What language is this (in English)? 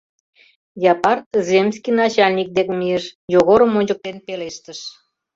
Mari